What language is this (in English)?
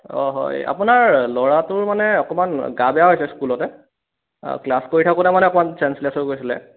Assamese